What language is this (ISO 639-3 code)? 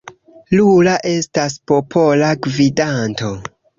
epo